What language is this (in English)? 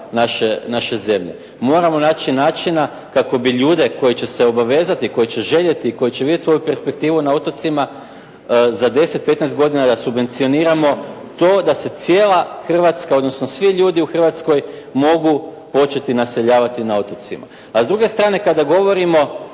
Croatian